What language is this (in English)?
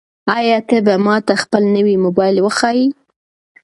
Pashto